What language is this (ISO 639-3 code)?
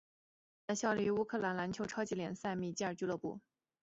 zho